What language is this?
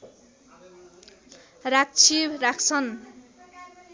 Nepali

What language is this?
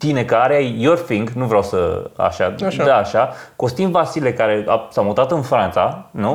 Romanian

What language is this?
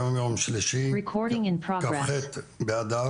Hebrew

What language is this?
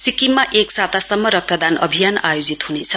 Nepali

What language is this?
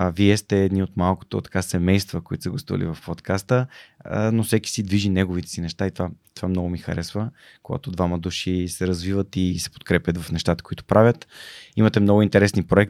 Bulgarian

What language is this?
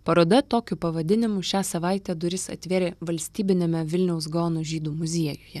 Lithuanian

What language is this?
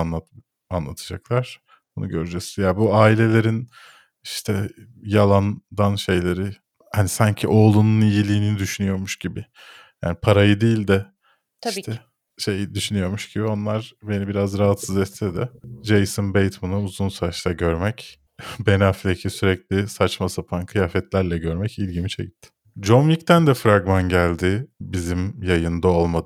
Turkish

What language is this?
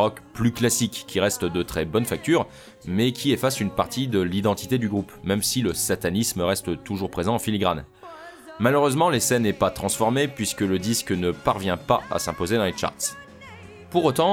French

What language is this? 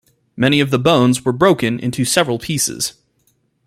English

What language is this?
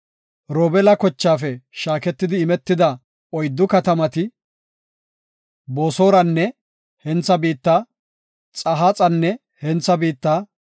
Gofa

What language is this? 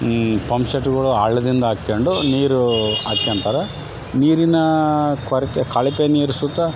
Kannada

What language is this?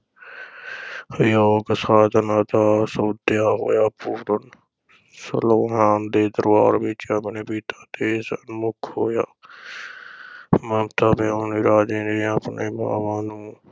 Punjabi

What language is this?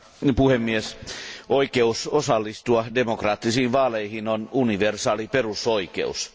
Finnish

